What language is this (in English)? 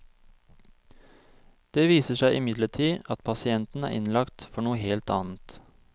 Norwegian